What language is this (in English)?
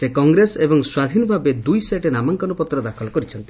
Odia